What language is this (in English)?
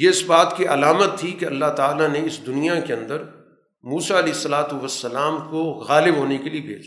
Urdu